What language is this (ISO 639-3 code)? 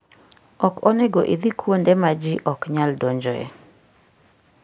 luo